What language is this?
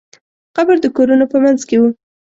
Pashto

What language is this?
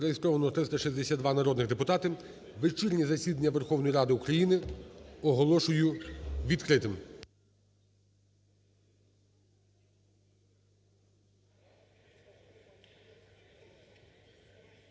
Ukrainian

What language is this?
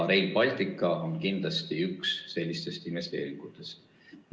Estonian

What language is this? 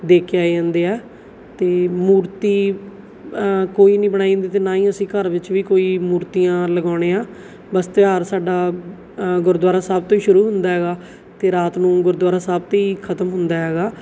Punjabi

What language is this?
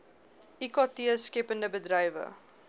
Afrikaans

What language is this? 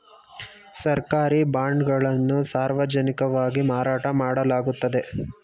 Kannada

